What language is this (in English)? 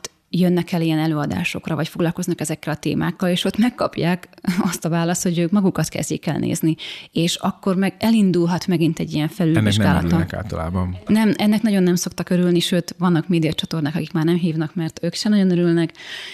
Hungarian